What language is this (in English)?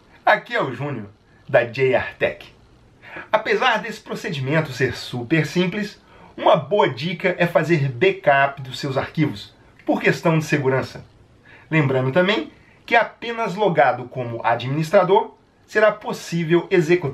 Portuguese